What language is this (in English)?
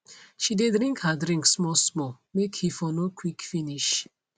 Nigerian Pidgin